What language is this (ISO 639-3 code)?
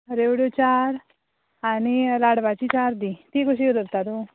kok